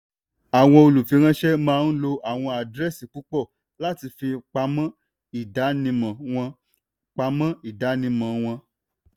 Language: Yoruba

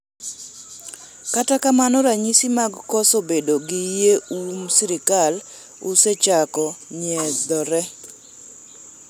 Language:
Luo (Kenya and Tanzania)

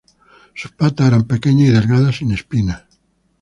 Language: Spanish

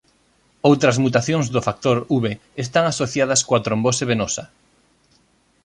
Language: Galician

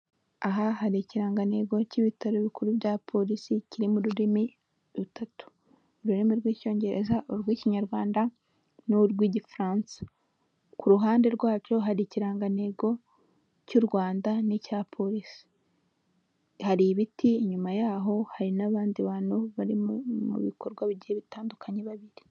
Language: Kinyarwanda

